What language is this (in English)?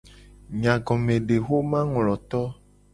Gen